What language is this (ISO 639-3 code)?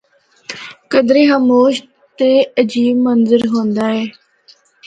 hno